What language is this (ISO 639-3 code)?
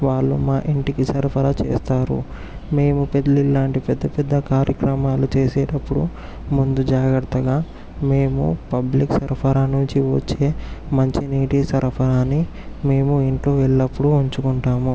tel